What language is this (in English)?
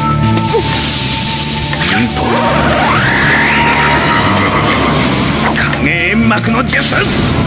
Japanese